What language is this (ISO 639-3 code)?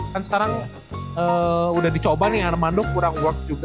ind